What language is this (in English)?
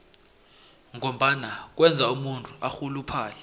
South Ndebele